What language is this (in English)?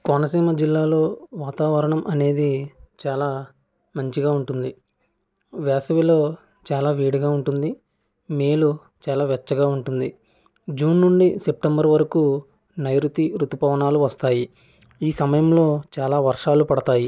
Telugu